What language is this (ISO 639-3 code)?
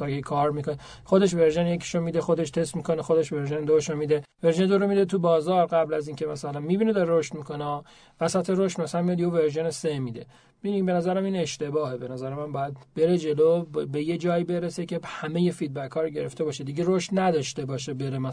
fas